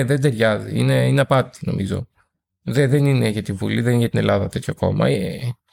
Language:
Greek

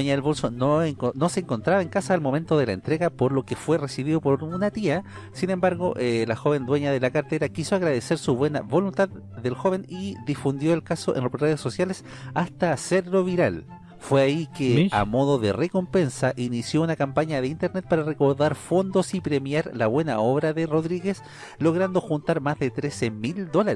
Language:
Spanish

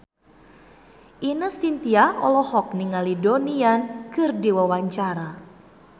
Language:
Sundanese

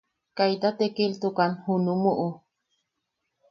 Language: Yaqui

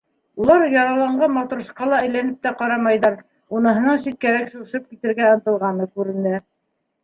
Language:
Bashkir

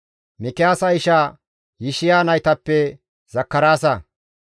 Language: Gamo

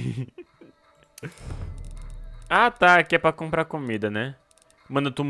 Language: Portuguese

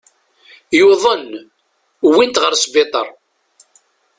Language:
Kabyle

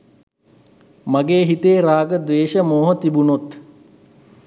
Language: Sinhala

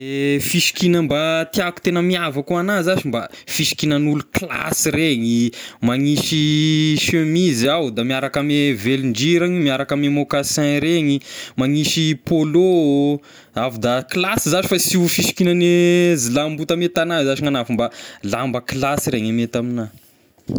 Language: Tesaka Malagasy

